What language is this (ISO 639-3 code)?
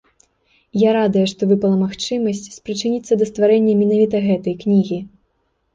bel